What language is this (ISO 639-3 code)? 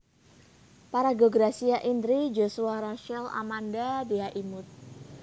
jav